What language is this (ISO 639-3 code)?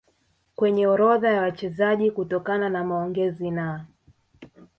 swa